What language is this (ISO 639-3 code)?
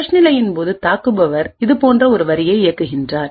tam